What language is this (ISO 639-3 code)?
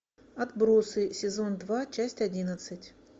rus